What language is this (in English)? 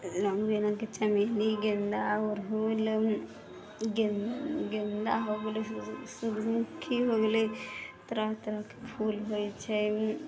Maithili